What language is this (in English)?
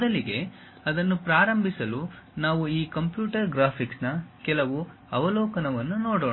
Kannada